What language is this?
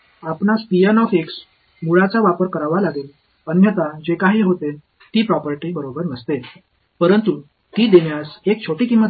Marathi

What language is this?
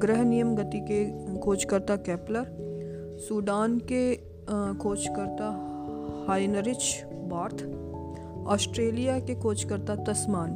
Hindi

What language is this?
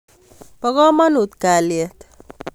Kalenjin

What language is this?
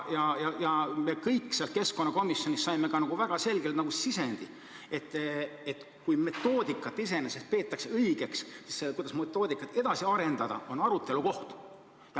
Estonian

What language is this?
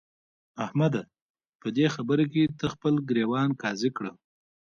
Pashto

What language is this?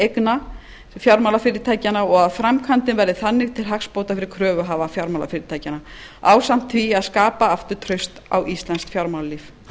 Icelandic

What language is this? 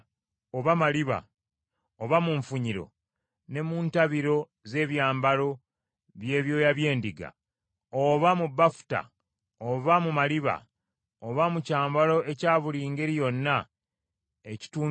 Ganda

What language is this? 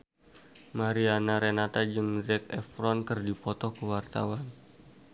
Sundanese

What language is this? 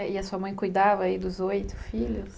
Portuguese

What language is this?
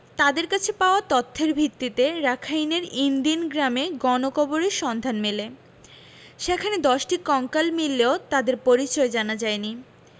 Bangla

